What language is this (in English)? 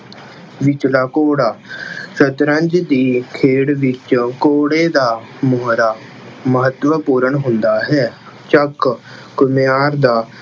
Punjabi